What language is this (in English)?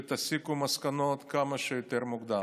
Hebrew